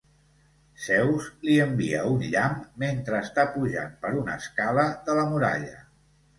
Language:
Catalan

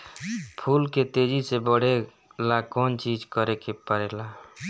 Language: Bhojpuri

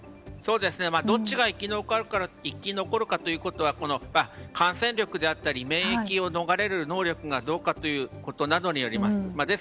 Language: Japanese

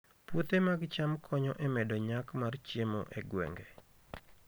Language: Luo (Kenya and Tanzania)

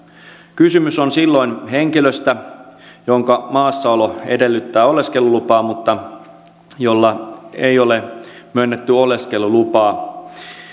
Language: Finnish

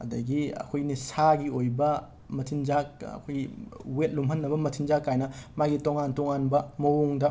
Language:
Manipuri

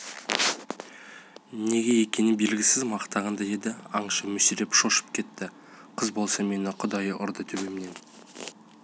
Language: Kazakh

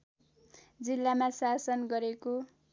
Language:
Nepali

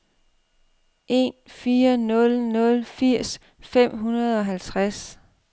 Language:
Danish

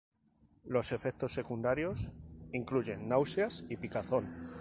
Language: Spanish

